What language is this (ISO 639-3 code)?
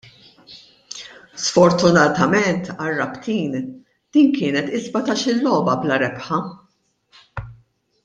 mlt